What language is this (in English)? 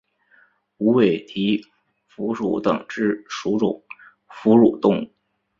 Chinese